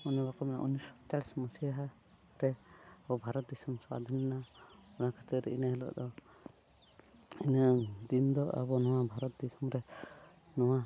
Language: Santali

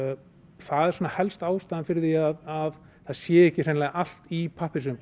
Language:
Icelandic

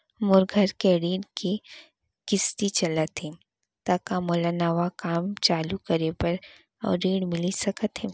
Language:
Chhattisgarhi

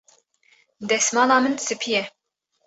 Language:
Kurdish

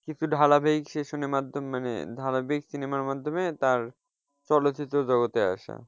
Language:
Bangla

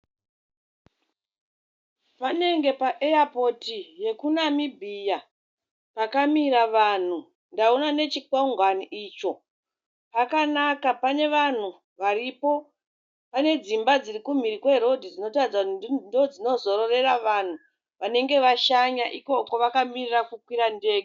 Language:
Shona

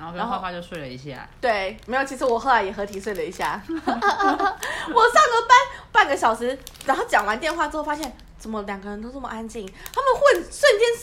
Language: Chinese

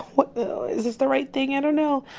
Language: English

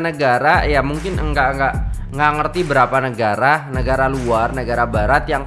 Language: Indonesian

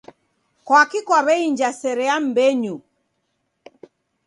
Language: Taita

